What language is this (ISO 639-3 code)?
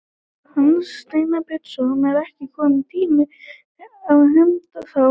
isl